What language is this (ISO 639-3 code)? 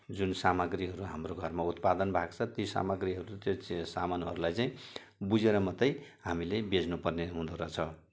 nep